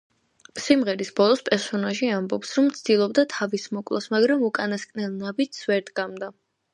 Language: Georgian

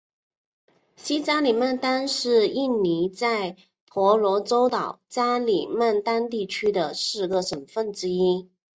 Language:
Chinese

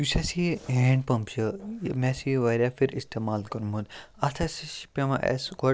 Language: Kashmiri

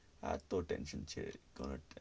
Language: Bangla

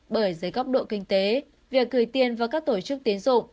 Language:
Vietnamese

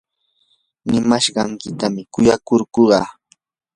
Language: Yanahuanca Pasco Quechua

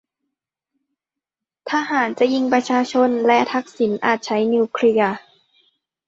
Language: Thai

